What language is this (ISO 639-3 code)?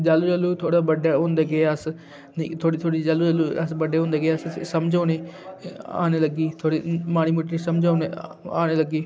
doi